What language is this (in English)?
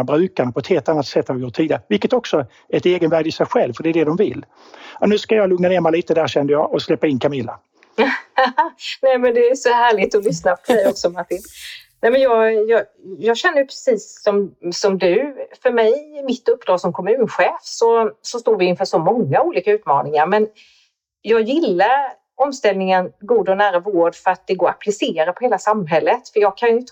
Swedish